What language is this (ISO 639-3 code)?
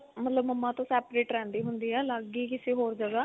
pan